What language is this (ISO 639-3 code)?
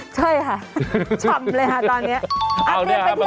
tha